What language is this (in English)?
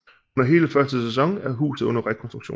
Danish